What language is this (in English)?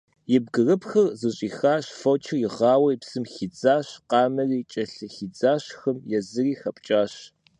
Kabardian